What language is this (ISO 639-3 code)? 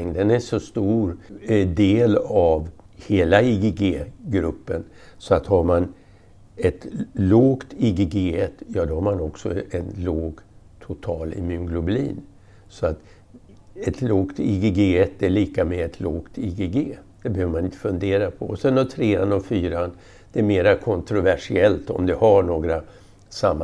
swe